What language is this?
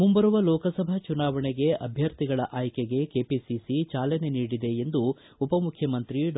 Kannada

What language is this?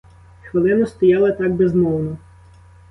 Ukrainian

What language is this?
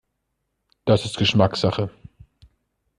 German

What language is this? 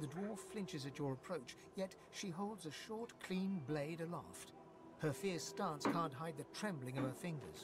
Portuguese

